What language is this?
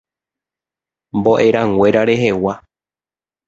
Guarani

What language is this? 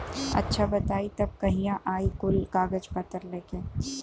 Bhojpuri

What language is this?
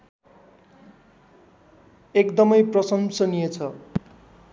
Nepali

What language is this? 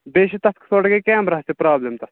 Kashmiri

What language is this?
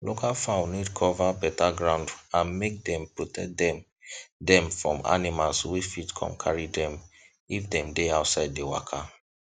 Nigerian Pidgin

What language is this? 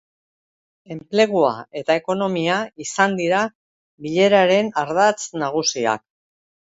Basque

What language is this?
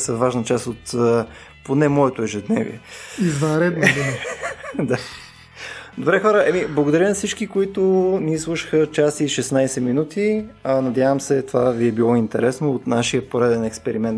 Bulgarian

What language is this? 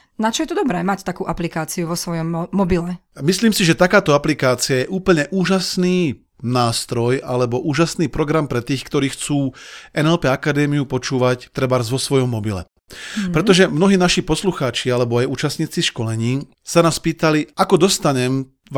Slovak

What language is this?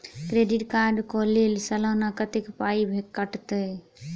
Maithili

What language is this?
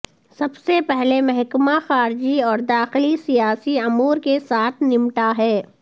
Urdu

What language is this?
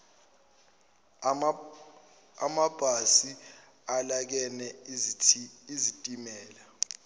Zulu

